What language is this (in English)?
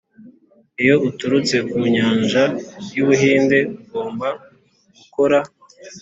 Kinyarwanda